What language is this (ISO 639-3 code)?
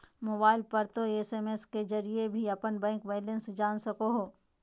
mag